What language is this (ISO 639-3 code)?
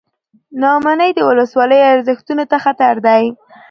pus